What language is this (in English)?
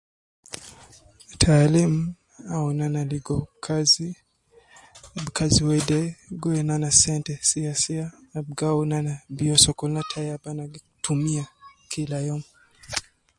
Nubi